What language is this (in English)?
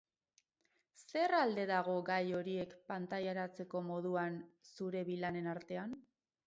Basque